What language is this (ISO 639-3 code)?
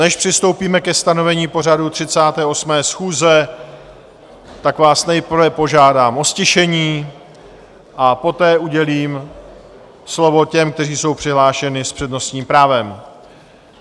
ces